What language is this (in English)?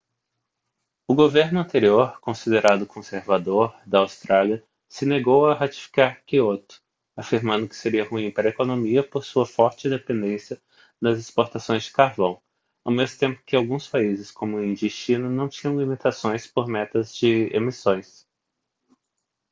Portuguese